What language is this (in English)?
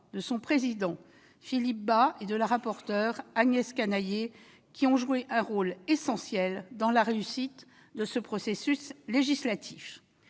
French